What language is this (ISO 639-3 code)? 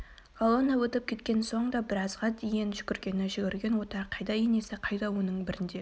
kaz